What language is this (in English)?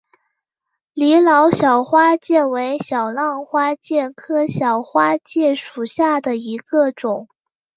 Chinese